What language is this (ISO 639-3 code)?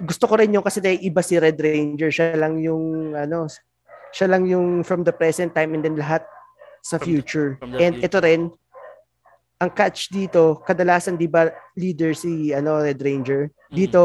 fil